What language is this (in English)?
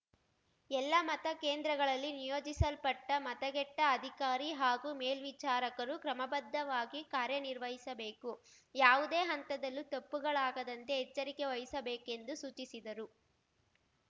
Kannada